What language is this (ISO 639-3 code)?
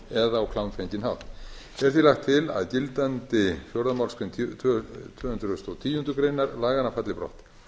isl